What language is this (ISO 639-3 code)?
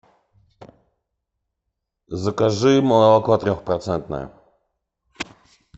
rus